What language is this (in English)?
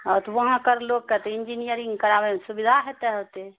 Maithili